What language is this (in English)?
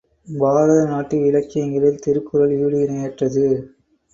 Tamil